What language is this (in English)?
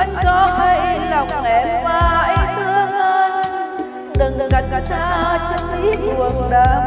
Vietnamese